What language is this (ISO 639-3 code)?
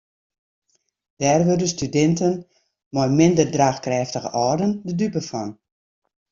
fry